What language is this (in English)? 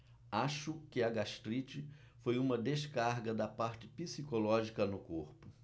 Portuguese